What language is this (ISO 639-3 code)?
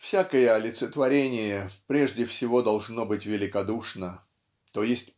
rus